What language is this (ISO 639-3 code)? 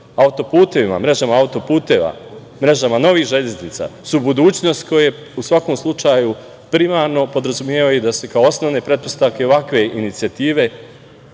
srp